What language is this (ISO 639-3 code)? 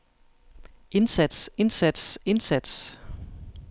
dan